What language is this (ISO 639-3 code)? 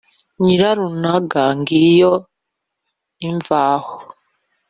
kin